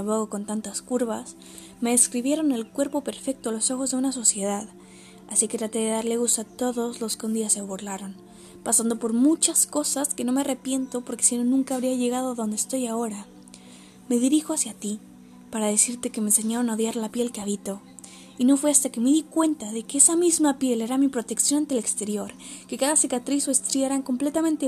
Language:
Spanish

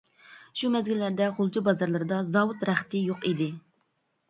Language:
Uyghur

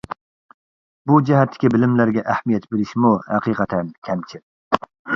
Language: Uyghur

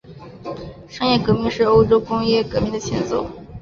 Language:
Chinese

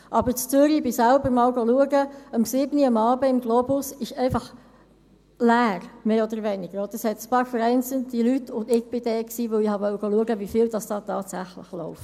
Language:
Swiss German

